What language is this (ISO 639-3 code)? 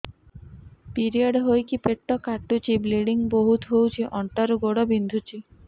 ori